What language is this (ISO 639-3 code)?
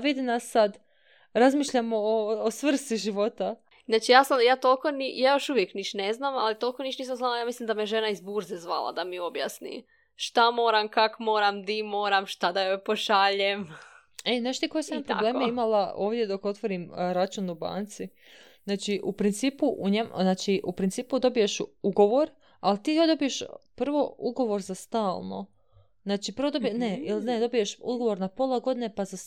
hrv